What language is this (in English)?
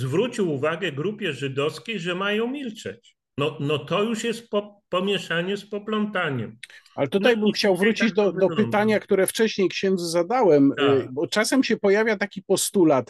Polish